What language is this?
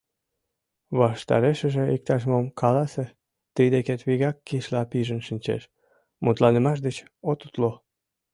Mari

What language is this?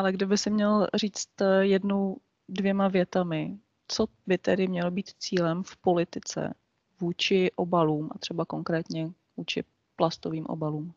Czech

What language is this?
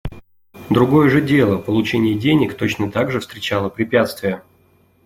Russian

